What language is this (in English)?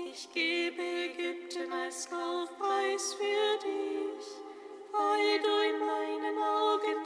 German